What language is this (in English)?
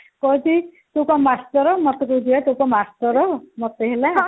Odia